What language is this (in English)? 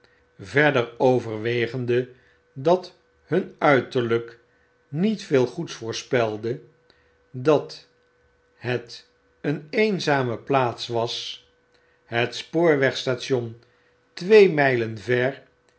Dutch